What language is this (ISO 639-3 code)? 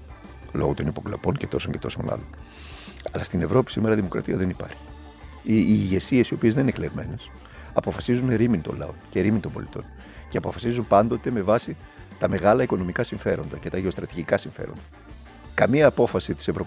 ell